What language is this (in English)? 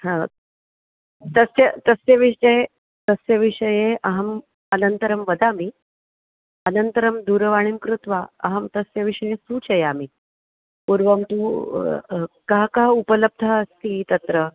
Sanskrit